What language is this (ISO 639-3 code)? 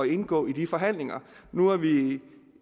dan